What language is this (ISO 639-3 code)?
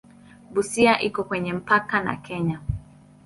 swa